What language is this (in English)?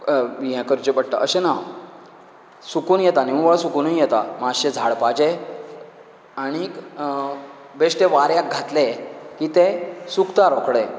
Konkani